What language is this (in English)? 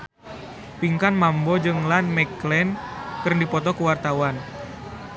Sundanese